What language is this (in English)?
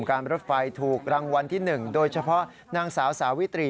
Thai